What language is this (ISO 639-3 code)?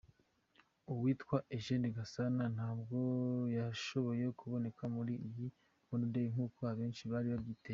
kin